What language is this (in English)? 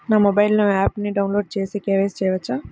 Telugu